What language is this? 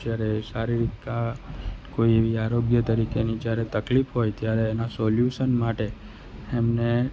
Gujarati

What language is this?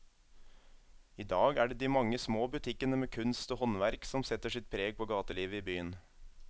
Norwegian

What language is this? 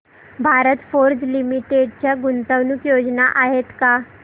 Marathi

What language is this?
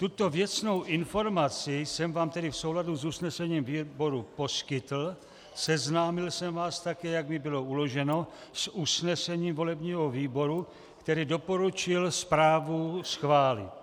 Czech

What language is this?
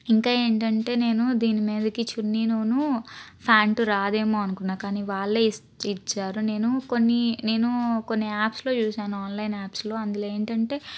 Telugu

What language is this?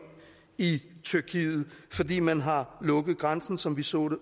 Danish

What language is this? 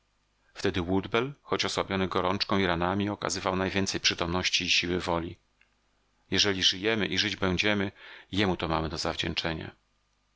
Polish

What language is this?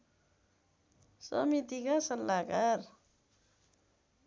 Nepali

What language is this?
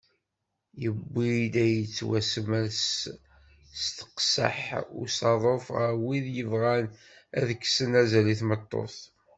Kabyle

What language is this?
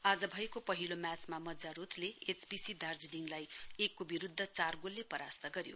Nepali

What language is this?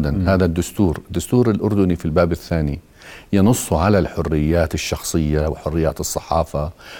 Arabic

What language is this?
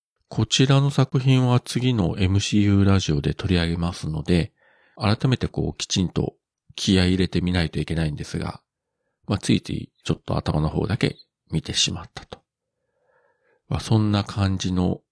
Japanese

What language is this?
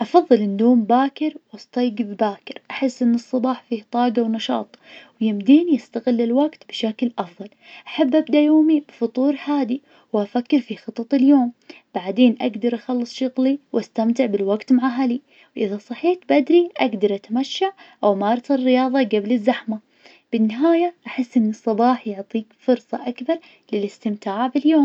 Najdi Arabic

